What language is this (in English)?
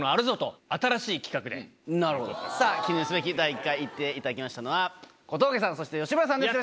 Japanese